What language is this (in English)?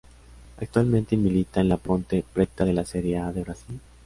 Spanish